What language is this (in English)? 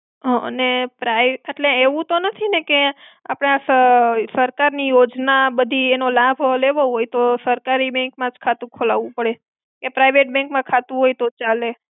Gujarati